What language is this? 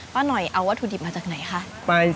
Thai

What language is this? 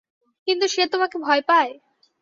Bangla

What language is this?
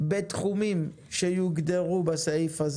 Hebrew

